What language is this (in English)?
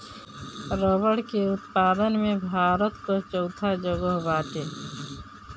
Bhojpuri